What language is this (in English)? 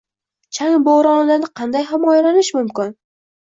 Uzbek